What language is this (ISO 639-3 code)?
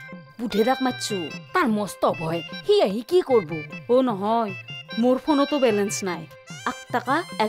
ben